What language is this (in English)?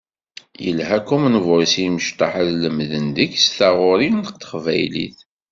Kabyle